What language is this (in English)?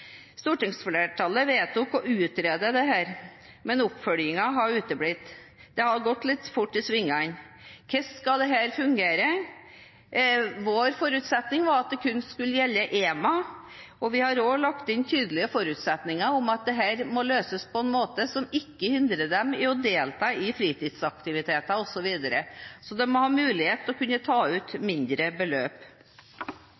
Norwegian Bokmål